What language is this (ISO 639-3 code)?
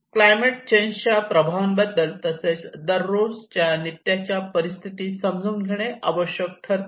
mar